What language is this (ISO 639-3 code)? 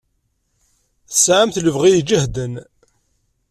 kab